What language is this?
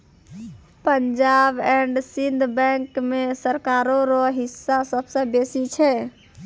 Maithili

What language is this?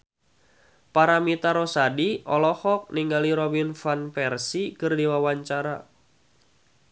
Sundanese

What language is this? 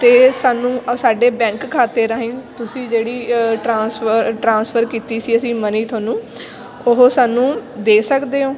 Punjabi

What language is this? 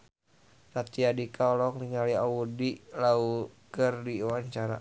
Sundanese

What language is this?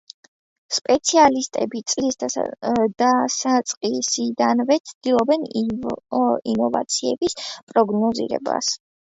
Georgian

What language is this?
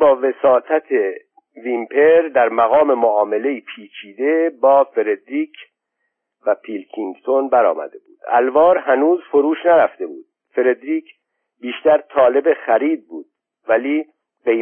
Persian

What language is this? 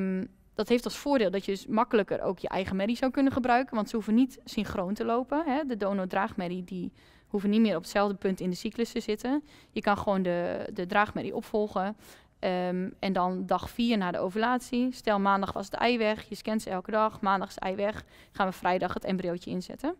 Dutch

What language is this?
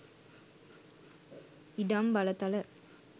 Sinhala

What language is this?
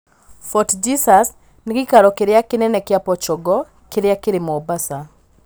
Kikuyu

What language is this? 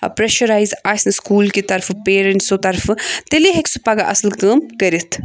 Kashmiri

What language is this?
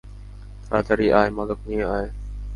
Bangla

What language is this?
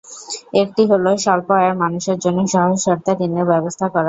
Bangla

